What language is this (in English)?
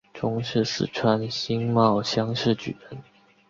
Chinese